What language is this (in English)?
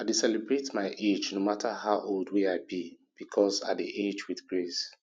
Nigerian Pidgin